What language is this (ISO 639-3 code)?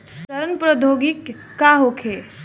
bho